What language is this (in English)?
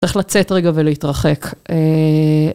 Hebrew